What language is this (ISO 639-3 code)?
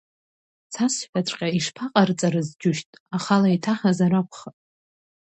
abk